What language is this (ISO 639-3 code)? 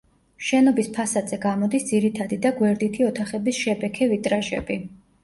kat